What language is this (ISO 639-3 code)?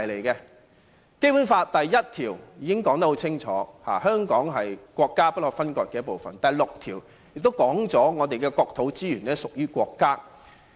yue